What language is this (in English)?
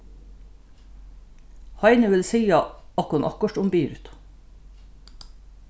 Faroese